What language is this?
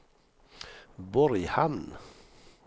Swedish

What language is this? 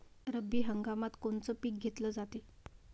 Marathi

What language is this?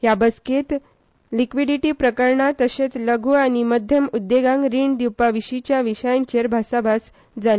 Konkani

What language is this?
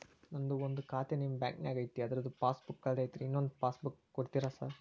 Kannada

